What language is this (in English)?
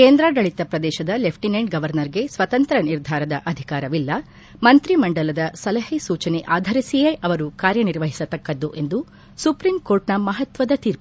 Kannada